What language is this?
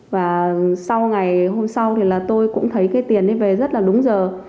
Vietnamese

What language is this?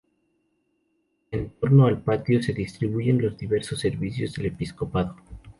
Spanish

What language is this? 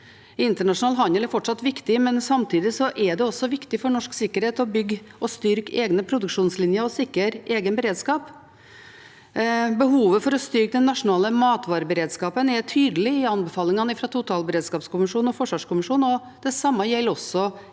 Norwegian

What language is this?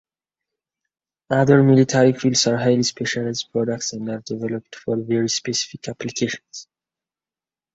English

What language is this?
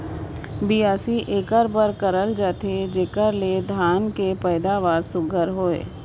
Chhattisgarhi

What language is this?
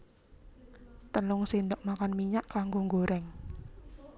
Javanese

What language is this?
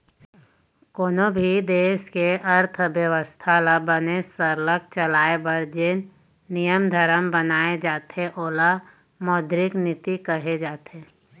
Chhattisgarhi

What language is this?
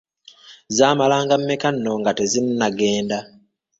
Ganda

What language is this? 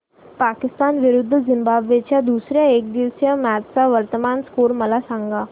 Marathi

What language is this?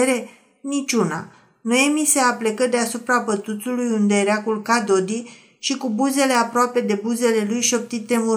Romanian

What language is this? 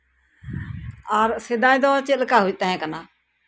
Santali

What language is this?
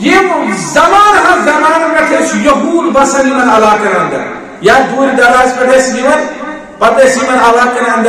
Turkish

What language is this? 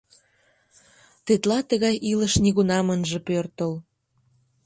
Mari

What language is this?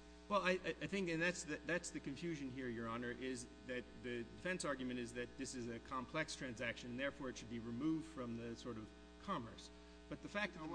English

